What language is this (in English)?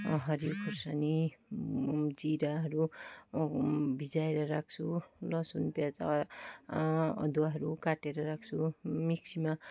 Nepali